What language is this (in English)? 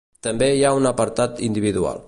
Catalan